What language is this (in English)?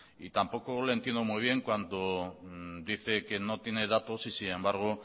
Spanish